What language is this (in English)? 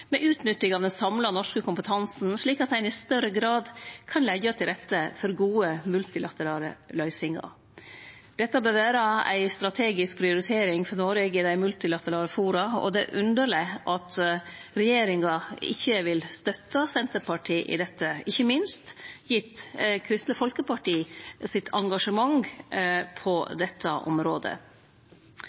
Norwegian Nynorsk